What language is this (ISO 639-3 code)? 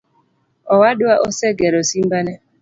luo